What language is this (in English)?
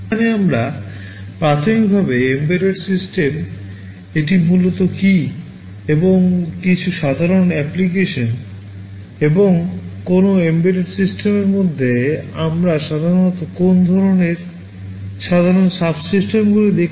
Bangla